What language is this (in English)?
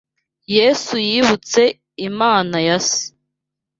Kinyarwanda